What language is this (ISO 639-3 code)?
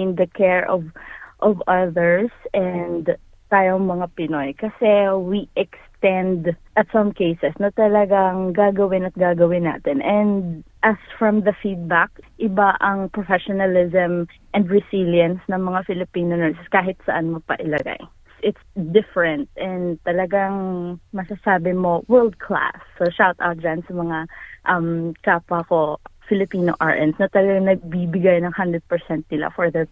fil